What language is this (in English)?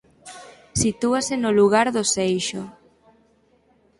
Galician